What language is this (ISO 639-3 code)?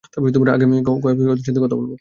ben